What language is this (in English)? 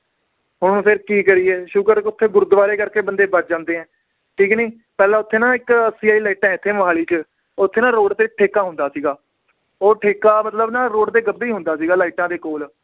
Punjabi